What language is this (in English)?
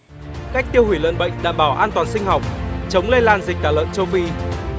Vietnamese